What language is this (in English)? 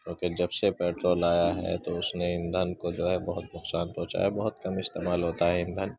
Urdu